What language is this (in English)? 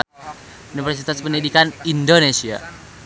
Sundanese